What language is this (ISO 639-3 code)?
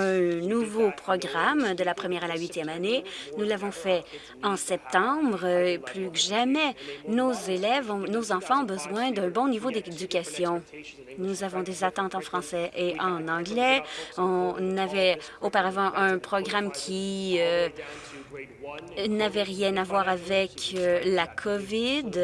fra